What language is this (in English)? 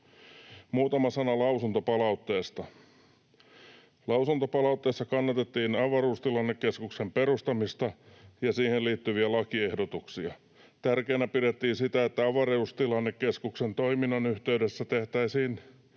Finnish